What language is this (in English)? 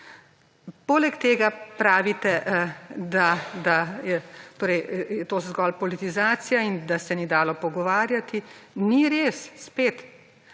Slovenian